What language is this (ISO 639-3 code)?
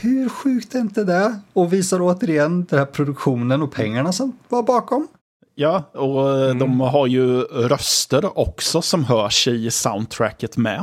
swe